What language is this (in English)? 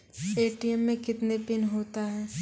Maithili